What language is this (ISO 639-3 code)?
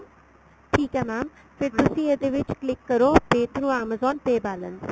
pan